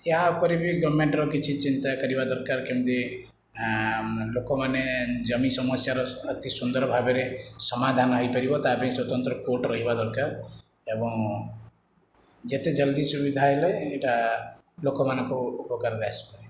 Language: Odia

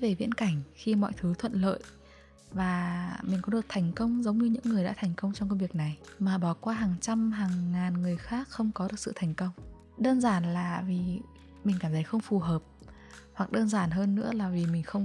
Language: Vietnamese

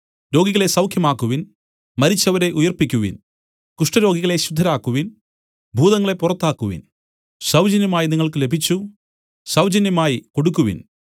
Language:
Malayalam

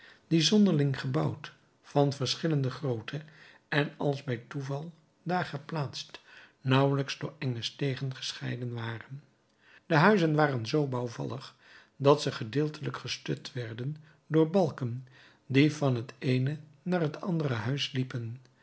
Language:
Dutch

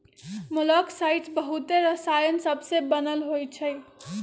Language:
Magahi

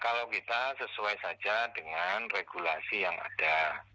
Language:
Indonesian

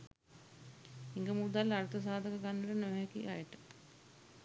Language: Sinhala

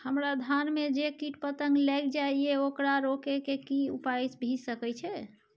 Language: Maithili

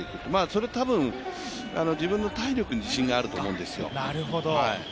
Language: Japanese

